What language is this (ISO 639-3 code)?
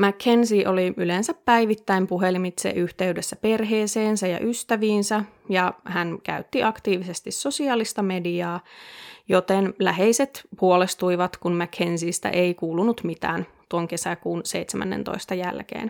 fin